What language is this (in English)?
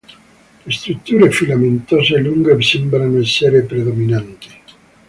Italian